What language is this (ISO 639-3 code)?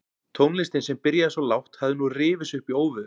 isl